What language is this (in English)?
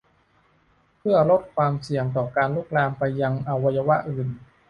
Thai